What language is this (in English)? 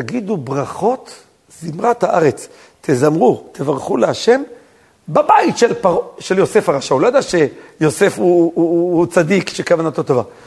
Hebrew